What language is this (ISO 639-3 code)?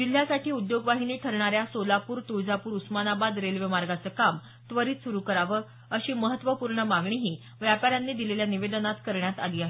mar